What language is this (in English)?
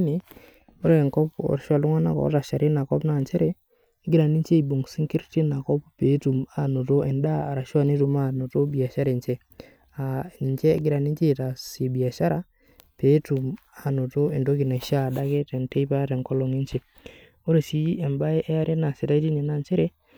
Masai